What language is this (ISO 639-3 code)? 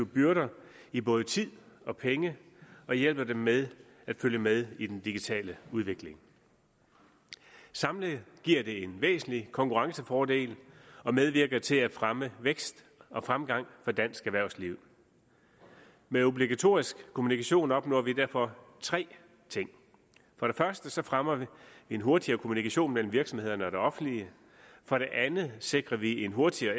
dan